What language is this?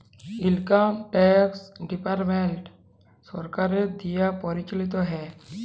Bangla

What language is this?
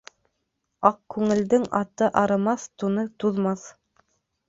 Bashkir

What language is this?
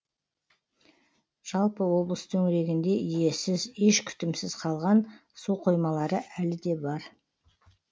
Kazakh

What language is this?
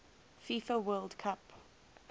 English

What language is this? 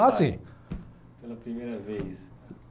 Portuguese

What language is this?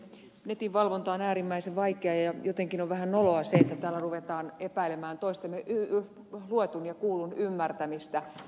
Finnish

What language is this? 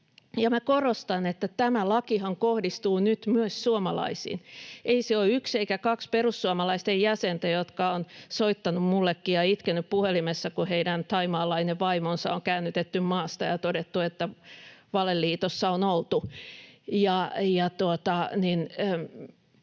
Finnish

